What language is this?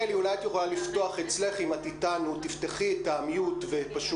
Hebrew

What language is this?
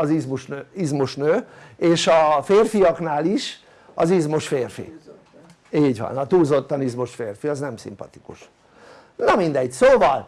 Hungarian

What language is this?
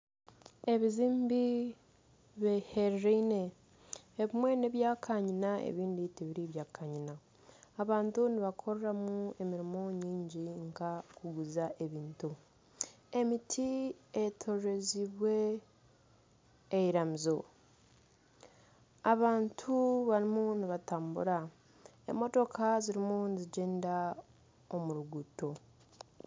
Nyankole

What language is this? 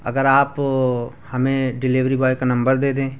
Urdu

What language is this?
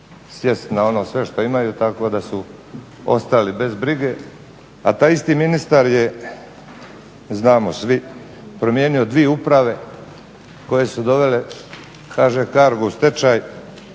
Croatian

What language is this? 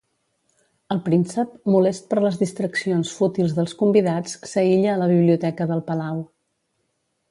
Catalan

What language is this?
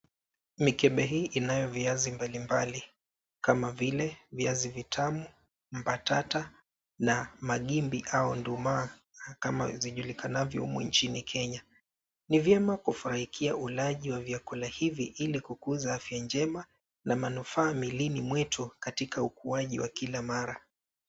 Swahili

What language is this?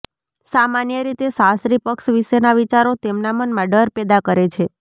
Gujarati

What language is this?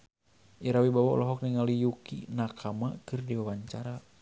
Sundanese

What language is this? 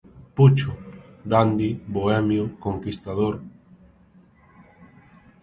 Galician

